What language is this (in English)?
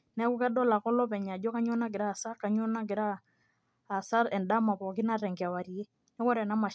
Masai